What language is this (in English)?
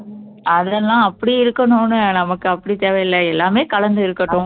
Tamil